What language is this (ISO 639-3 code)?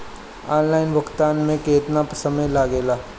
bho